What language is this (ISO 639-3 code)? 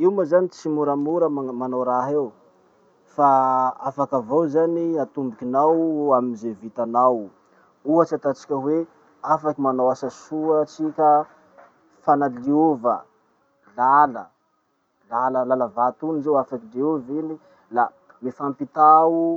msh